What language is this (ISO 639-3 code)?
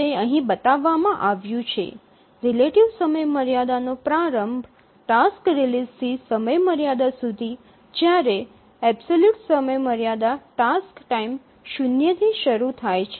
guj